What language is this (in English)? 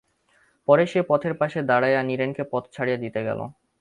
Bangla